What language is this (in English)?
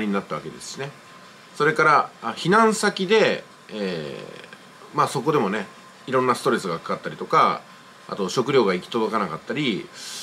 Japanese